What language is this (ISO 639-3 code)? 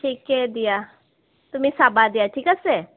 asm